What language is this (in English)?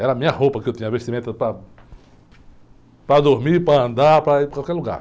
Portuguese